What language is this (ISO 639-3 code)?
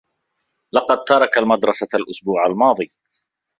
ara